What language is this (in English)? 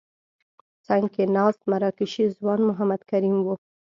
Pashto